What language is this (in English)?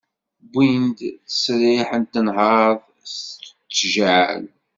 Kabyle